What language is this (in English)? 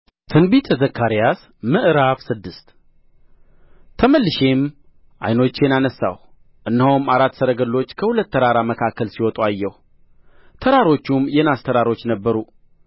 Amharic